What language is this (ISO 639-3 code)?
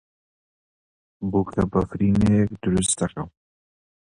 ckb